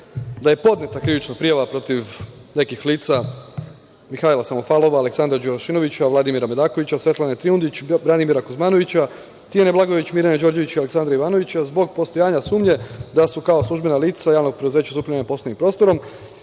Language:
Serbian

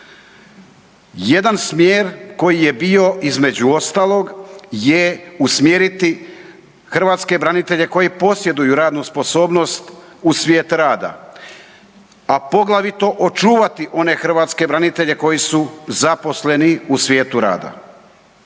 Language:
Croatian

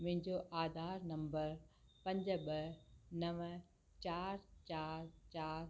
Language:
Sindhi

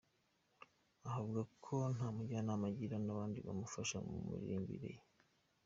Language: Kinyarwanda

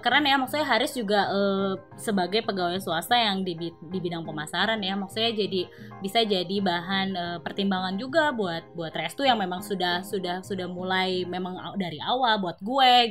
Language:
Indonesian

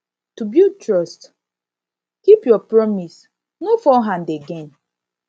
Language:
Nigerian Pidgin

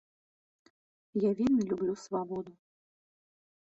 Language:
Belarusian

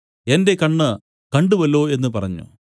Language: Malayalam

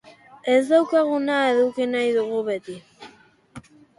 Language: Basque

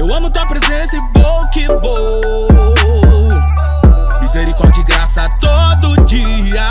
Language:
Portuguese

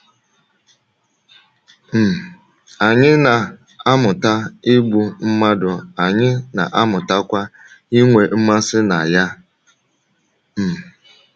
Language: Igbo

